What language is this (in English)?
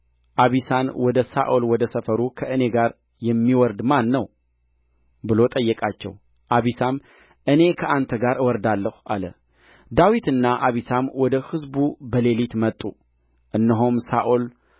Amharic